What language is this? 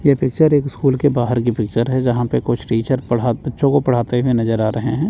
Hindi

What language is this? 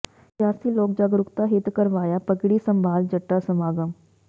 Punjabi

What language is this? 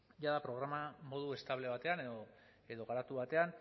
Basque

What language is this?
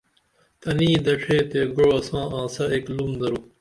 Dameli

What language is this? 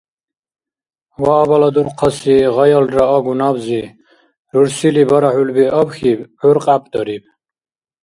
Dargwa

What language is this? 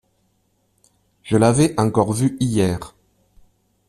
French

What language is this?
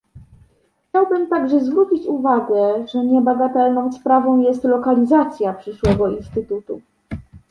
Polish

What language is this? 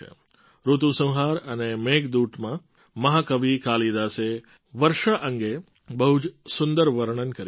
Gujarati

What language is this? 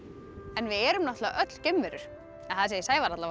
Icelandic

